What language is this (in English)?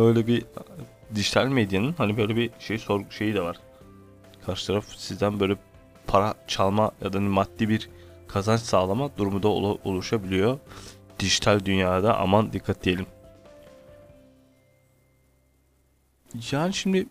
Turkish